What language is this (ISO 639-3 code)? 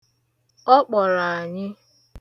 ibo